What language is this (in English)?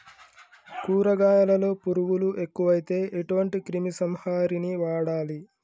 Telugu